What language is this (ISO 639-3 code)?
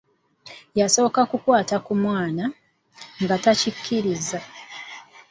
lug